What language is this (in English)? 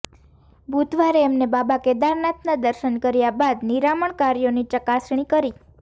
Gujarati